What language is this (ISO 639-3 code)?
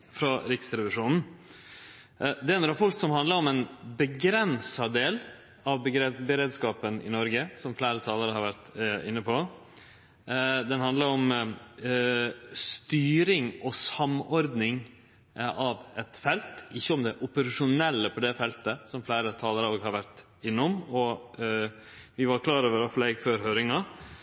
nno